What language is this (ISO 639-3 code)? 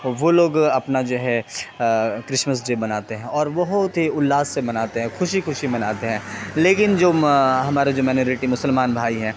urd